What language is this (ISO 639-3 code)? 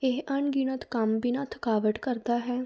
pan